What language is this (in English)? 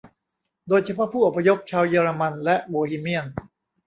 Thai